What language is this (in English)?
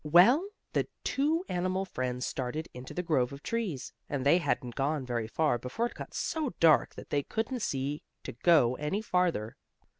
English